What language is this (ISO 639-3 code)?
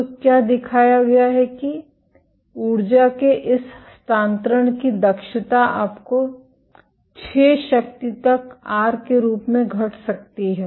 hin